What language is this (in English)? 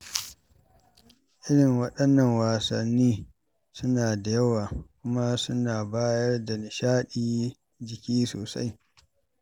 Hausa